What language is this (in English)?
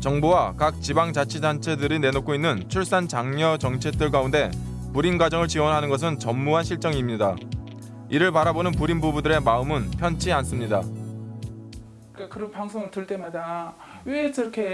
Korean